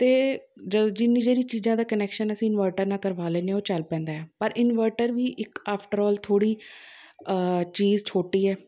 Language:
Punjabi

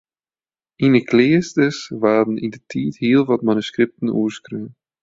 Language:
Western Frisian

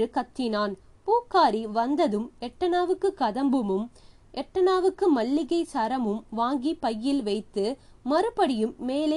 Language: Tamil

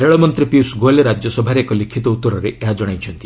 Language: Odia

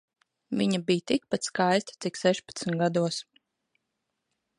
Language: Latvian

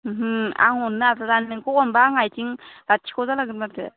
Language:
Bodo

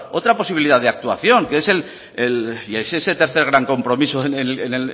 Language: Spanish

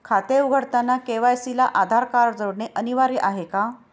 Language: Marathi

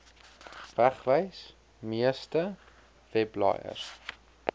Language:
Afrikaans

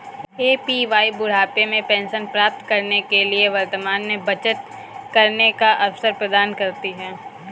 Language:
Hindi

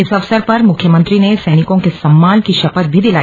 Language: Hindi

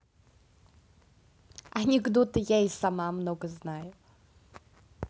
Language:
Russian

